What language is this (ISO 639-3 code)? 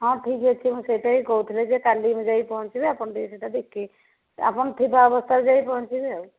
ori